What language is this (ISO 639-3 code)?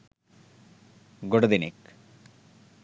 sin